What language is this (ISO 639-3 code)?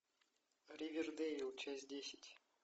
rus